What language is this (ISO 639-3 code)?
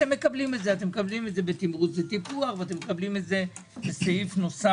heb